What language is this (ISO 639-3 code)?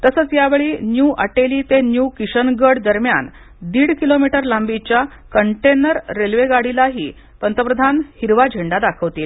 mar